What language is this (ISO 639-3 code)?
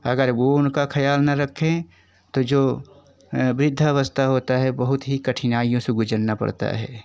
hin